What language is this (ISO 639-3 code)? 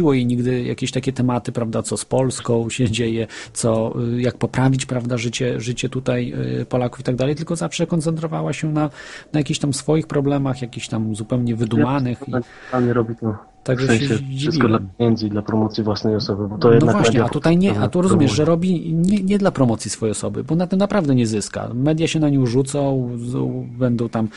pol